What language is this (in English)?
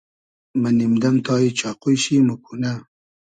Hazaragi